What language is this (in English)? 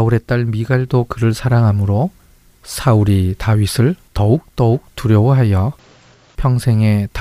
Korean